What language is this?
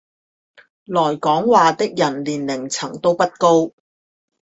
Chinese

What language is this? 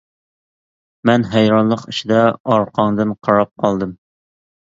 Uyghur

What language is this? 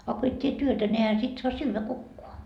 Finnish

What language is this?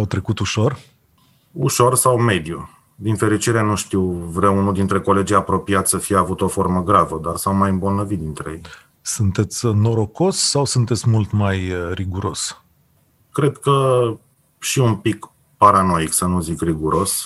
Romanian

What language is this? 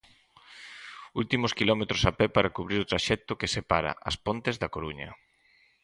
Galician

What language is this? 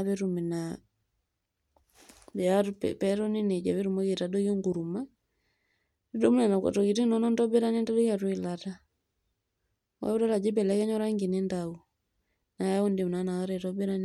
Masai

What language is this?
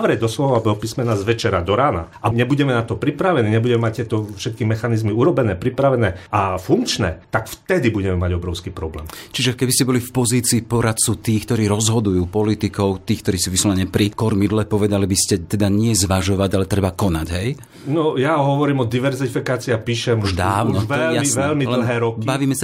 Slovak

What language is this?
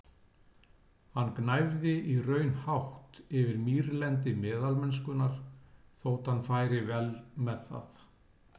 Icelandic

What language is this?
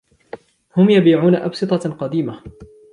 Arabic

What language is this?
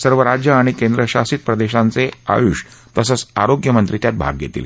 Marathi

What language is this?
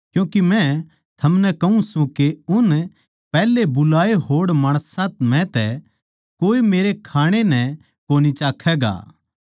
Haryanvi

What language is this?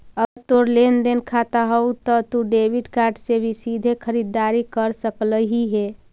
Magahi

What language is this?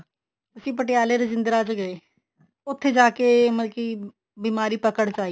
Punjabi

